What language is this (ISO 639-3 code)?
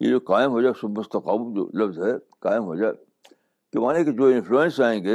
urd